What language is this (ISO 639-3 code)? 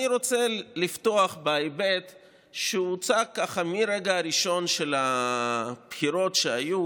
heb